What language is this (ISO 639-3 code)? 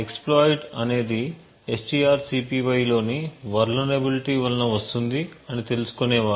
tel